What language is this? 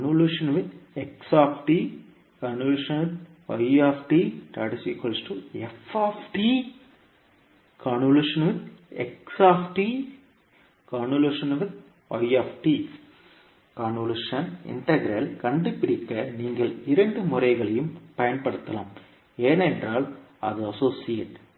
Tamil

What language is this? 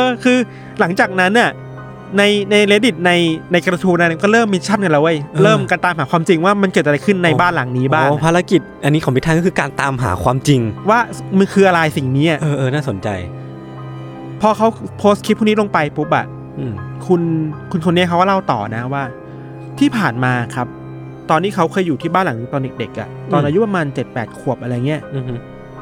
Thai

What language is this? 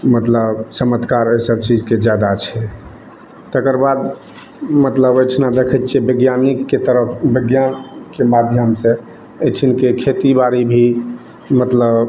Maithili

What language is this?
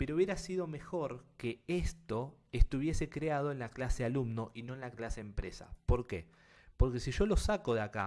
Spanish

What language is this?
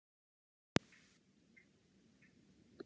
Icelandic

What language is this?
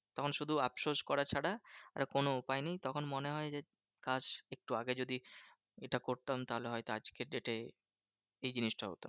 Bangla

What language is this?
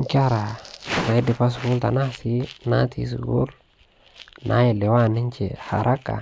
Masai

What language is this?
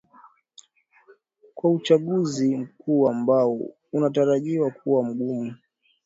Swahili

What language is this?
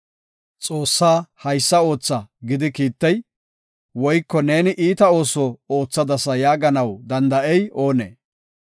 Gofa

